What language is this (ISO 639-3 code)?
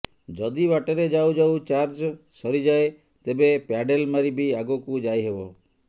ori